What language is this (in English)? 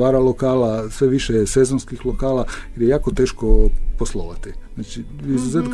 Croatian